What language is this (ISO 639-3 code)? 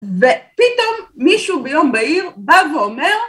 heb